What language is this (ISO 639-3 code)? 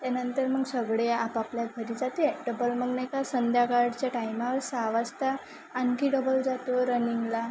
mar